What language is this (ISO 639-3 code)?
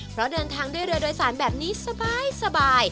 tha